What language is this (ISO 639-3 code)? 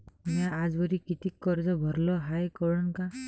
mar